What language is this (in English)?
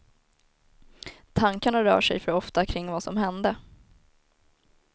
Swedish